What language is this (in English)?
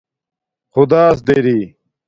Domaaki